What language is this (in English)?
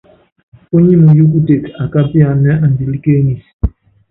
Yangben